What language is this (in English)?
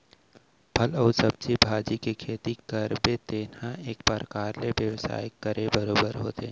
Chhattisgarhi